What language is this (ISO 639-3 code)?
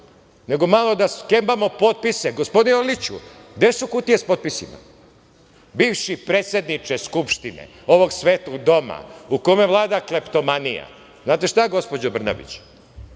srp